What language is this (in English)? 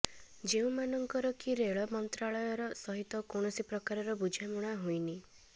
Odia